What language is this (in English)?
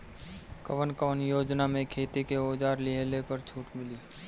Bhojpuri